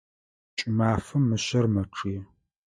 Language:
Adyghe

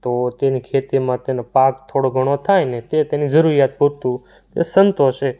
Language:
Gujarati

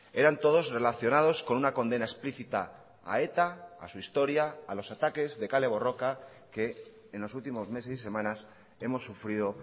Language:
Spanish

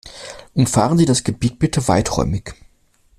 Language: German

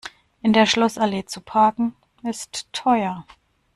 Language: German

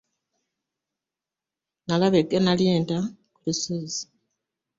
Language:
Ganda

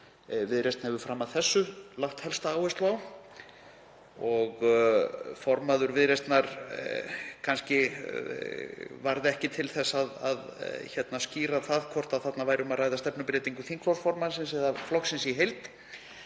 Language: Icelandic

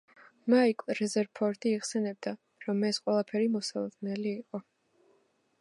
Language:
Georgian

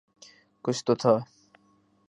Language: Urdu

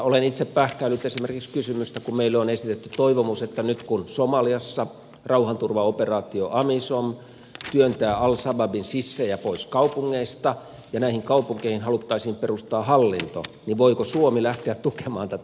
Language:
Finnish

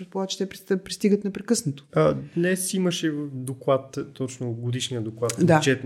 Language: Bulgarian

